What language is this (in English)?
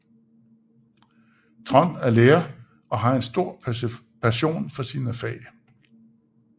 Danish